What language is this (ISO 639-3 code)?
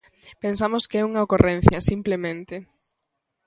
glg